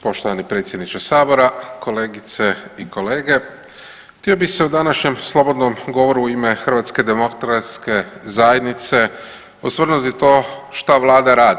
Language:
Croatian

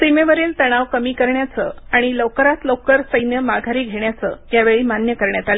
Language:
Marathi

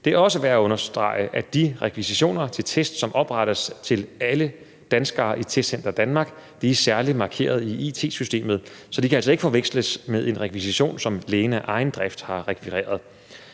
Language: Danish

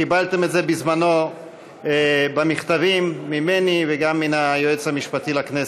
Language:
Hebrew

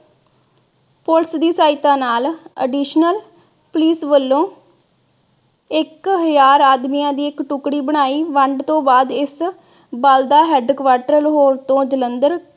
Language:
Punjabi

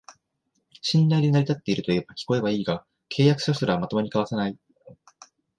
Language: Japanese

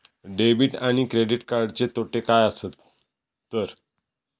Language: Marathi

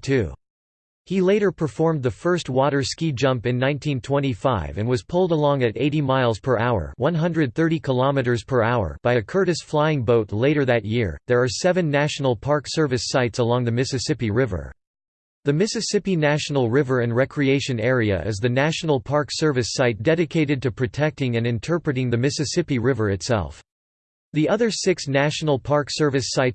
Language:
English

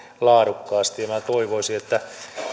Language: Finnish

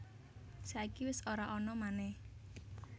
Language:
Javanese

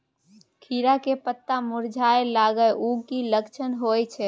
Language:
Maithili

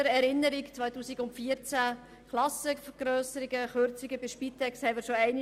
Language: Swiss German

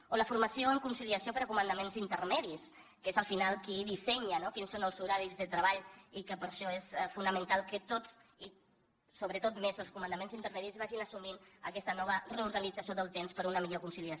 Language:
Catalan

